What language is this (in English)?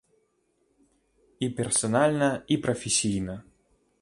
Belarusian